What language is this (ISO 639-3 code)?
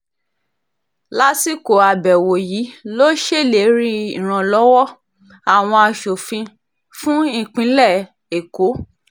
yor